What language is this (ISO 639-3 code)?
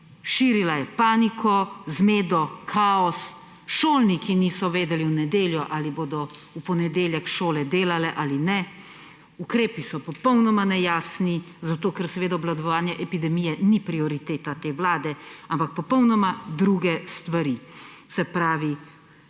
slv